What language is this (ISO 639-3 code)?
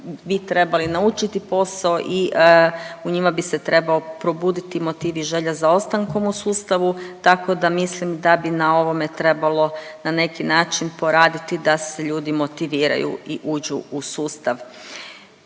hrv